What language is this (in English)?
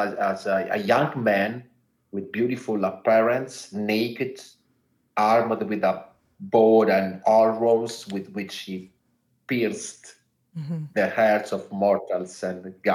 English